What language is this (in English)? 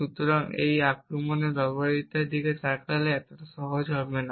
Bangla